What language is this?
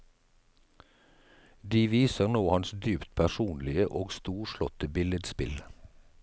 Norwegian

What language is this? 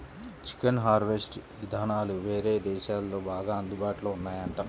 Telugu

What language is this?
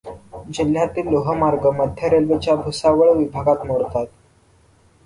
Marathi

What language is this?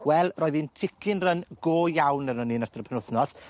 Welsh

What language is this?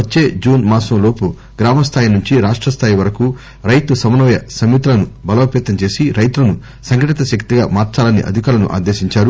Telugu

